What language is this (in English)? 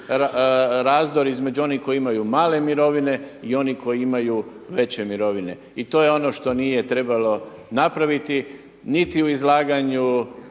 Croatian